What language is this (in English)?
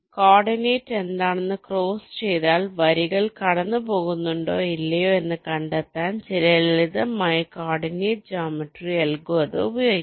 Malayalam